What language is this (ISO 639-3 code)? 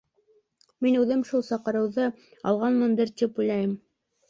bak